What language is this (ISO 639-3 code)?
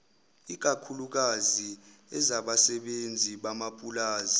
zul